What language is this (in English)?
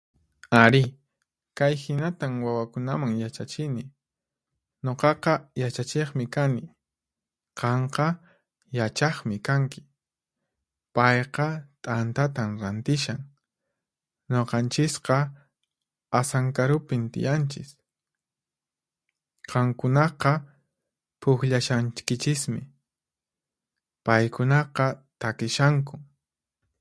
Puno Quechua